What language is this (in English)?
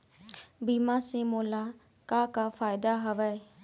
Chhattisgarhi